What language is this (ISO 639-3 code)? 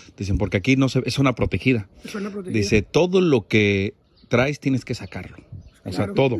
spa